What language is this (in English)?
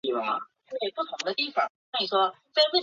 Chinese